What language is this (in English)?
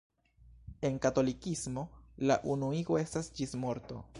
Esperanto